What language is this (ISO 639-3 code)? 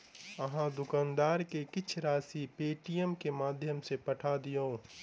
mai